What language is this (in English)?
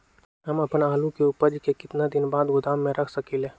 Magahi